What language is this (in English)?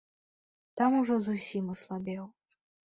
Belarusian